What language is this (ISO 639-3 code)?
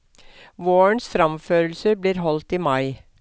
nor